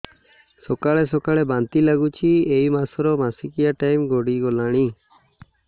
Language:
Odia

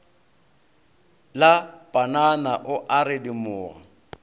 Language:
Northern Sotho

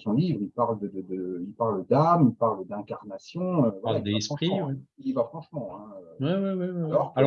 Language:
French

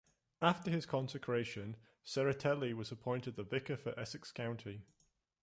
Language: English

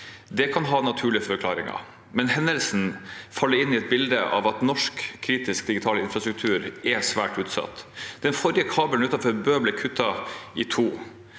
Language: Norwegian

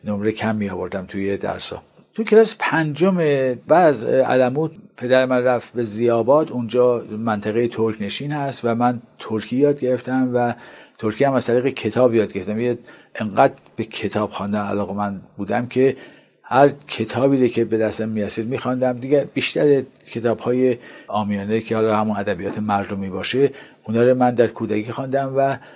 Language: Persian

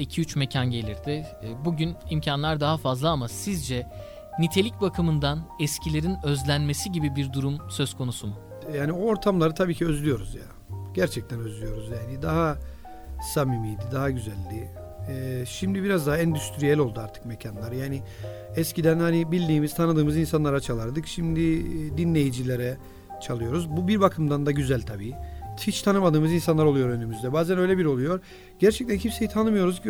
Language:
Turkish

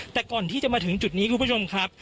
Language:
Thai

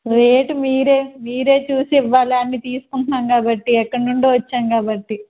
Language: Telugu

